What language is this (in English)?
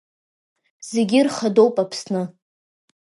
Abkhazian